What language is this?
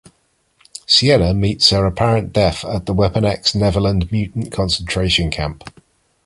English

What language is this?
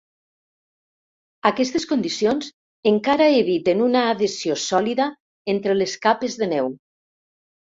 Catalan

